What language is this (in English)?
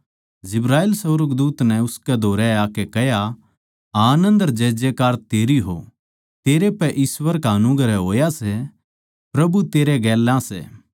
Haryanvi